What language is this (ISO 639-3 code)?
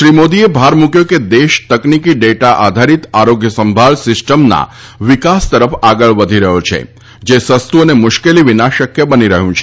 guj